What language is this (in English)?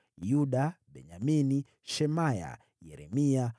Swahili